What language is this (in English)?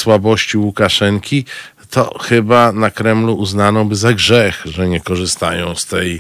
Polish